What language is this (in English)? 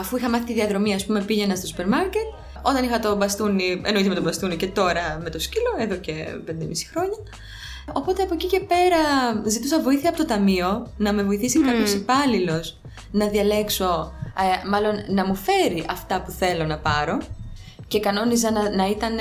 Greek